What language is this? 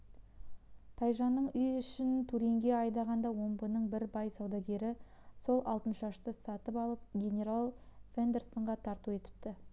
Kazakh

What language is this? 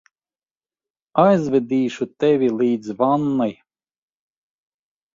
Latvian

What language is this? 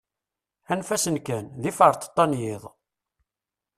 Kabyle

